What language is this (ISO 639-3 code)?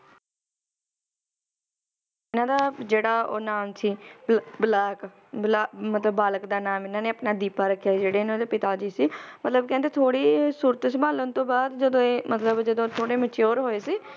pan